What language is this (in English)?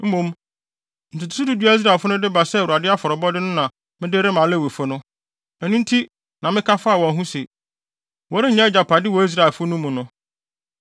Akan